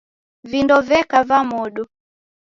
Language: Taita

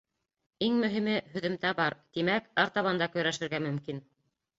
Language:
Bashkir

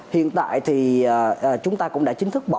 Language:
Vietnamese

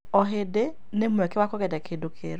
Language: Kikuyu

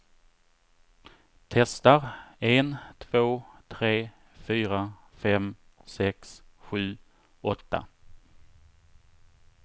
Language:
Swedish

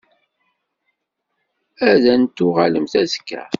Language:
Kabyle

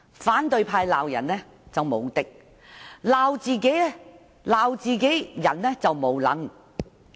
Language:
Cantonese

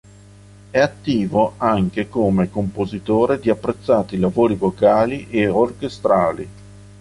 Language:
Italian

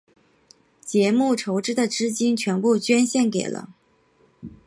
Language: Chinese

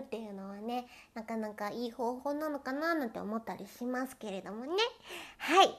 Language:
Japanese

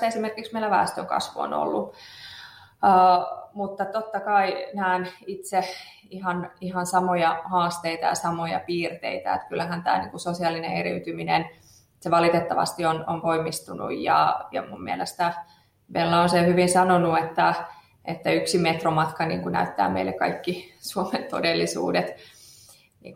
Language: Finnish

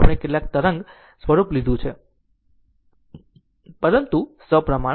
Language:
Gujarati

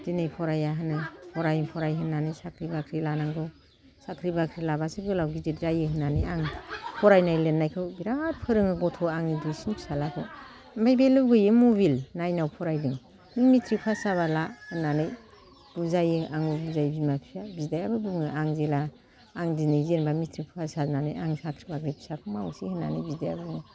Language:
Bodo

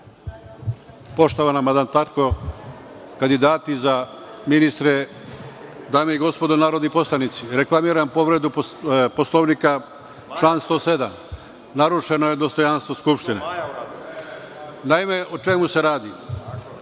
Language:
Serbian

